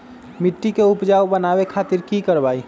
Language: Magahi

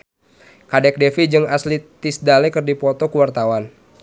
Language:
Sundanese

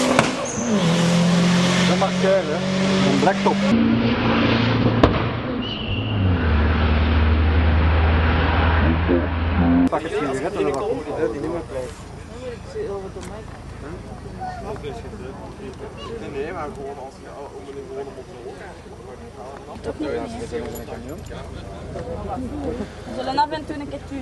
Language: Dutch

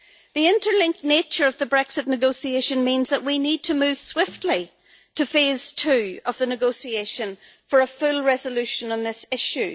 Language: English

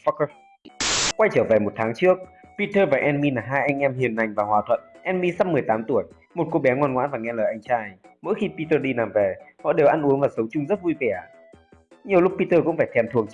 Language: Vietnamese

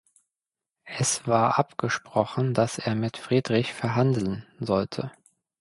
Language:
German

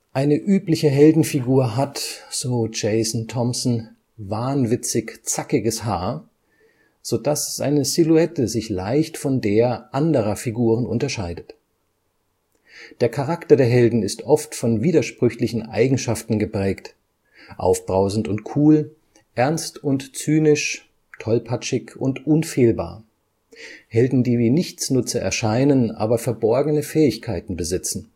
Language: German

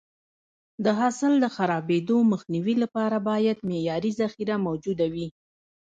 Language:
Pashto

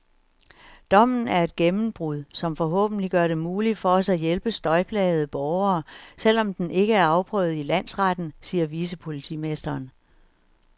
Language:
Danish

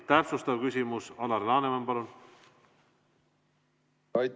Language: Estonian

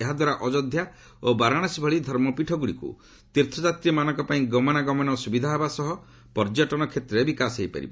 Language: Odia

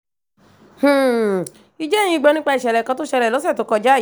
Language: Yoruba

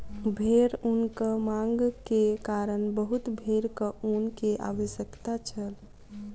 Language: Maithili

